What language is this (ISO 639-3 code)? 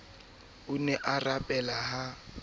sot